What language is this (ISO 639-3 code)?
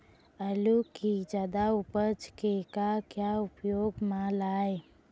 hne